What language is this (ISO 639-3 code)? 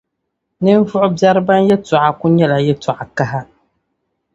dag